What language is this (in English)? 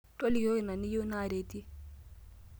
Masai